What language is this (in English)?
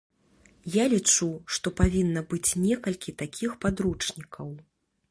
Belarusian